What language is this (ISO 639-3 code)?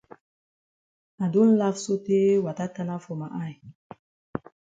wes